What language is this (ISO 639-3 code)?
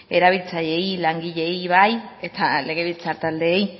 eus